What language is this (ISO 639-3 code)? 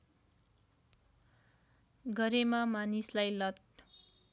nep